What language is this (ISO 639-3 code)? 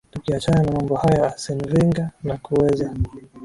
swa